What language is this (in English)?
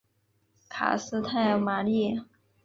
Chinese